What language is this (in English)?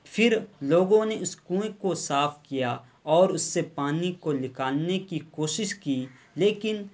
Urdu